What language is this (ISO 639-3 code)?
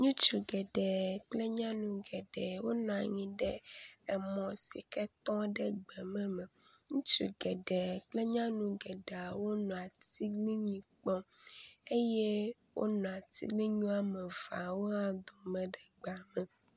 ewe